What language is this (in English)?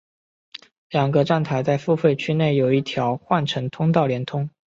Chinese